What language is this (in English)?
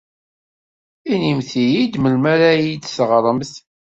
Kabyle